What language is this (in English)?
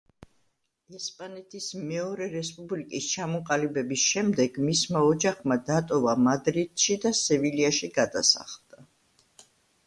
Georgian